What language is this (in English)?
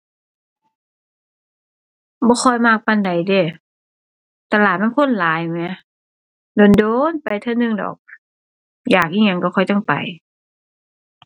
Thai